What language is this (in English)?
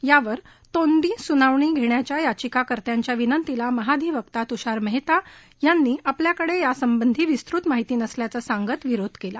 Marathi